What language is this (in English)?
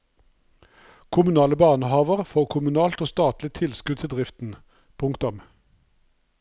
Norwegian